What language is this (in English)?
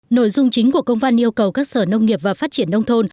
Vietnamese